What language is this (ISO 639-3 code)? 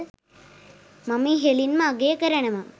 sin